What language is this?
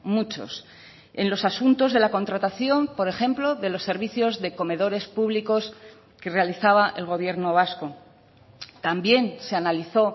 Spanish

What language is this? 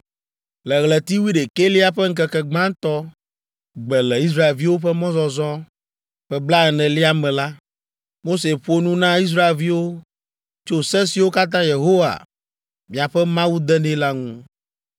Ewe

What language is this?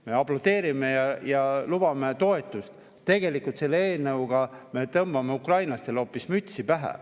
Estonian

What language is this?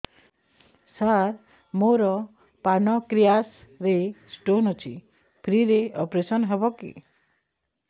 Odia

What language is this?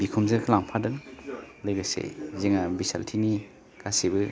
Bodo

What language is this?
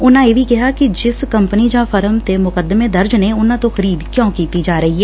Punjabi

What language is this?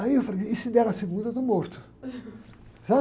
Portuguese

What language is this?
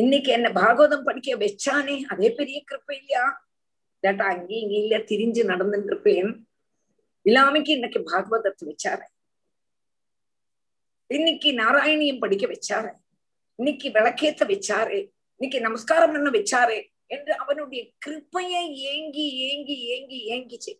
Tamil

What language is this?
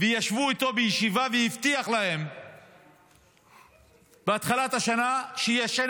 Hebrew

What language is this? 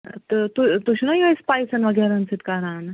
Kashmiri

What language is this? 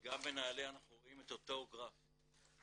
Hebrew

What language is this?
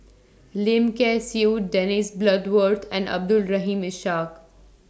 English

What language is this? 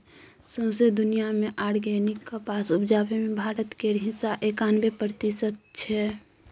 Maithili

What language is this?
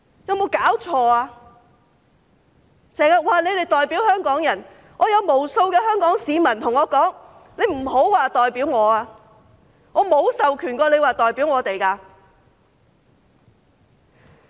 Cantonese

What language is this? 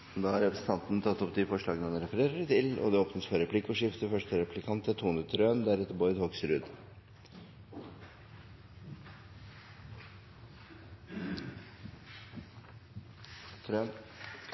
Norwegian Nynorsk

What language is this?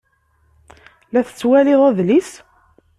Kabyle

